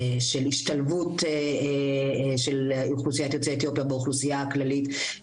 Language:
Hebrew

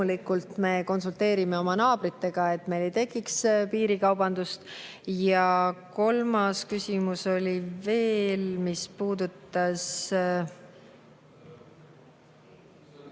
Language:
Estonian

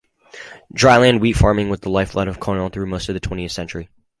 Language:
English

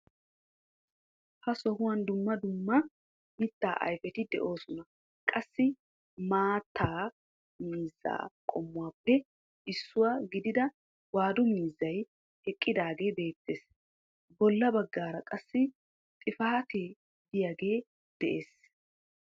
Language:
Wolaytta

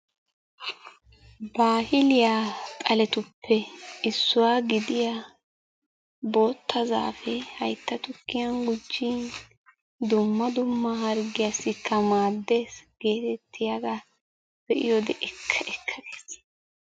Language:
Wolaytta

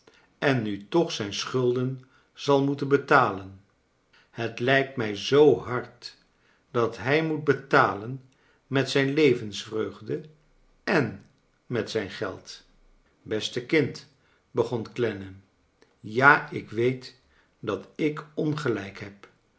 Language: Dutch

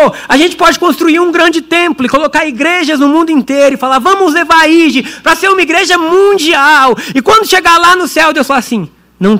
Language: Portuguese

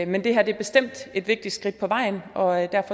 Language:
Danish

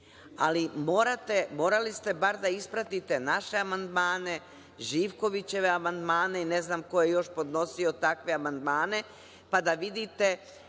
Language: Serbian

